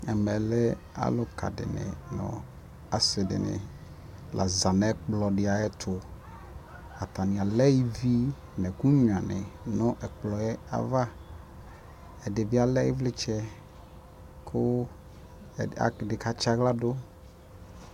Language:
Ikposo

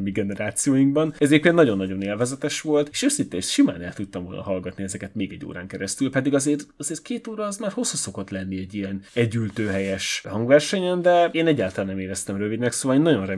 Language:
Hungarian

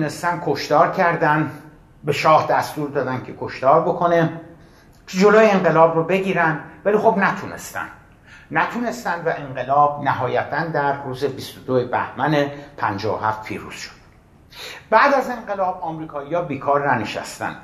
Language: Persian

